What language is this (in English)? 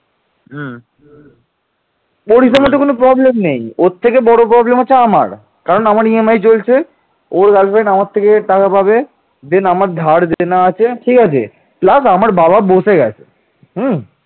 Bangla